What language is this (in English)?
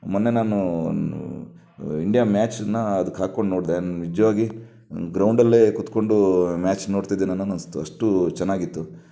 Kannada